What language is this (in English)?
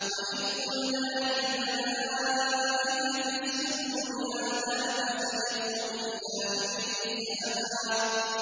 Arabic